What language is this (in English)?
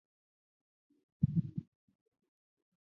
Chinese